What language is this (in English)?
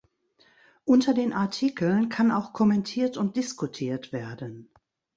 German